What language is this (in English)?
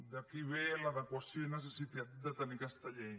Catalan